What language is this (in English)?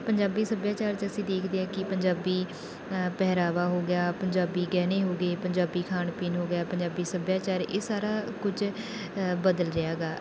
Punjabi